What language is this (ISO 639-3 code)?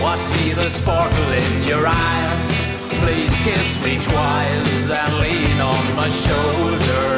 eng